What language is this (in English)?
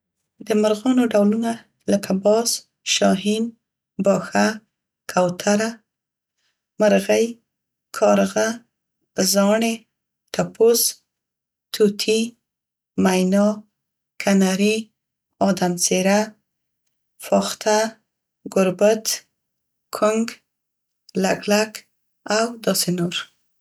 Central Pashto